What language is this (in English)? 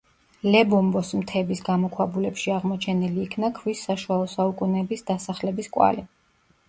Georgian